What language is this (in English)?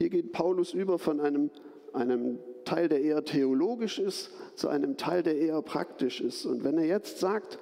German